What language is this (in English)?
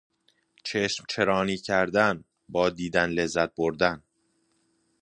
Persian